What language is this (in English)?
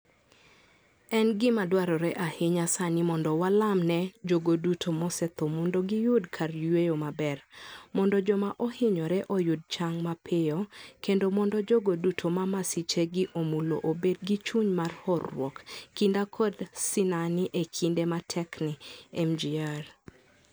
Luo (Kenya and Tanzania)